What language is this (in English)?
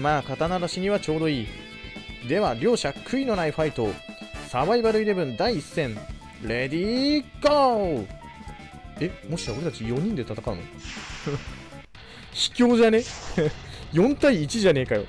Japanese